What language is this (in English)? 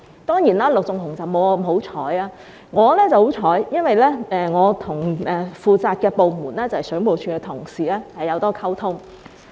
Cantonese